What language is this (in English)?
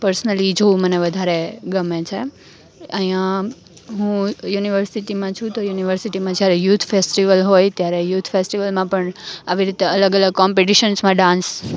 Gujarati